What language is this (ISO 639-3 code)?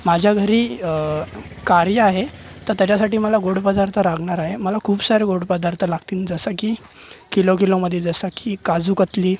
mar